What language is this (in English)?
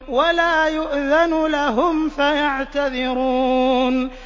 Arabic